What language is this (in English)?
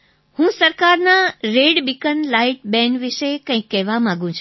Gujarati